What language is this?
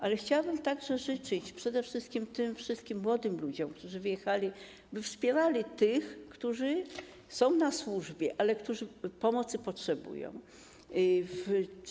Polish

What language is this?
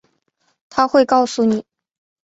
Chinese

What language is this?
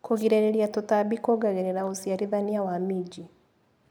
Kikuyu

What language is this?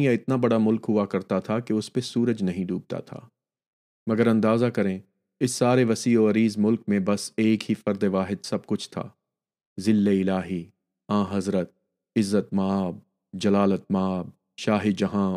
Urdu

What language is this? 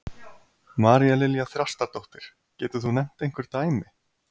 Icelandic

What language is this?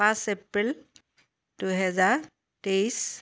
Assamese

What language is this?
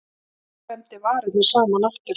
Icelandic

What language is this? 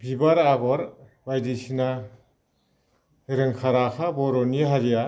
Bodo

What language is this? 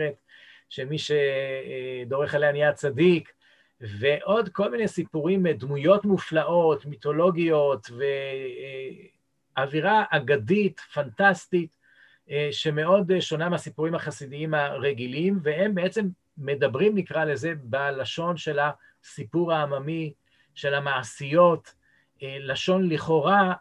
Hebrew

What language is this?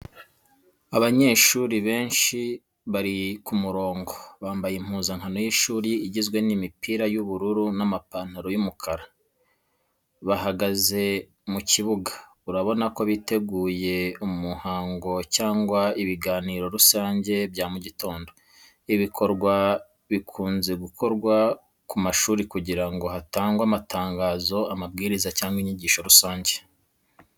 Kinyarwanda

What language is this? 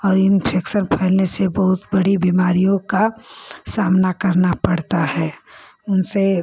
Hindi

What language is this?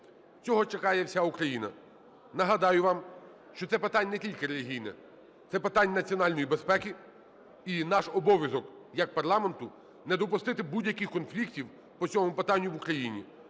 Ukrainian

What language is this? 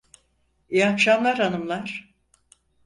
Turkish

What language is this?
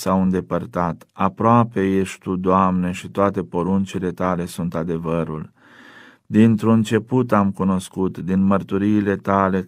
Romanian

